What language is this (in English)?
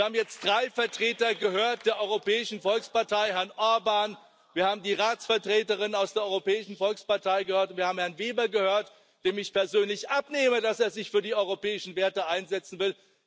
German